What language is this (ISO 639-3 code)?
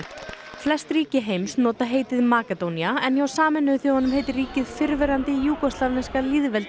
isl